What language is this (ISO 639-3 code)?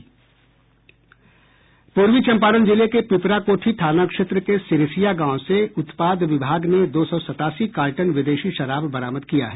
hin